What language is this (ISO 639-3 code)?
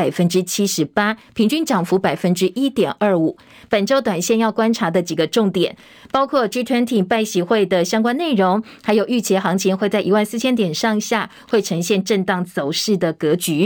zho